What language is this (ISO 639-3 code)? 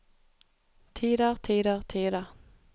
nor